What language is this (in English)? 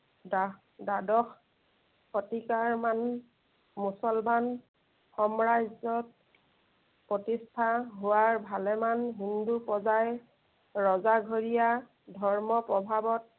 Assamese